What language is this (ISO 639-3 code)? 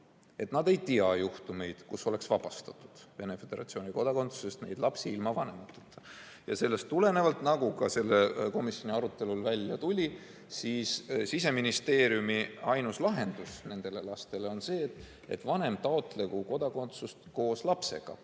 est